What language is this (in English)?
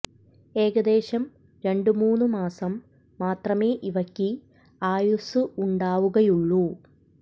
Malayalam